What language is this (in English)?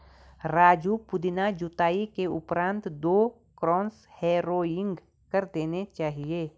Hindi